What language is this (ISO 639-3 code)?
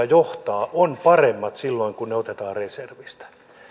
fin